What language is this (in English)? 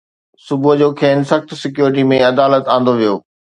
Sindhi